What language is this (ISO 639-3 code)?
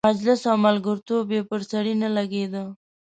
pus